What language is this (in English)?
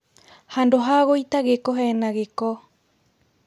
Kikuyu